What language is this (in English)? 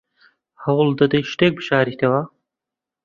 Central Kurdish